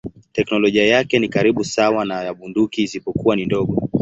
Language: Swahili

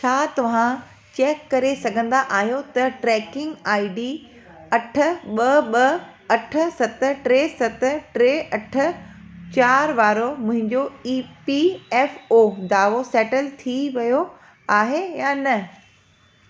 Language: Sindhi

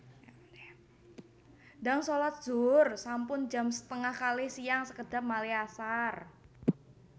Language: Javanese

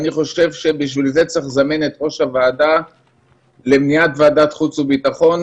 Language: Hebrew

